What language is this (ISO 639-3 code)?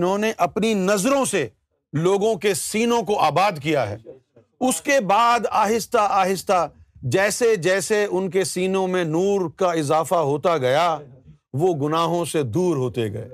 urd